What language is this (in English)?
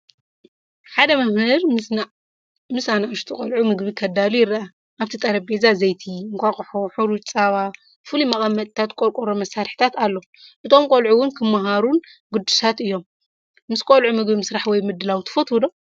Tigrinya